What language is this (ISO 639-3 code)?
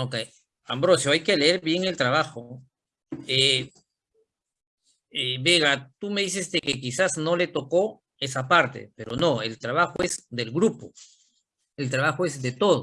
spa